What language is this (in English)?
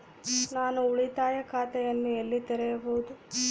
Kannada